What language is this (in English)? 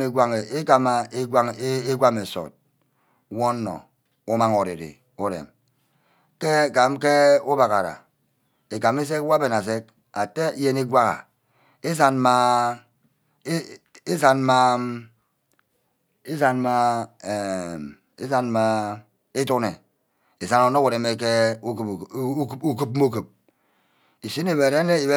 Ubaghara